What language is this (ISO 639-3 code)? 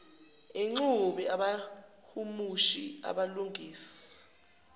zul